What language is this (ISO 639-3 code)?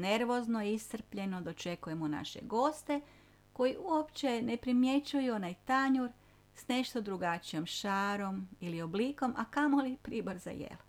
hrv